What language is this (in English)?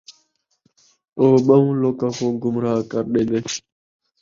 Saraiki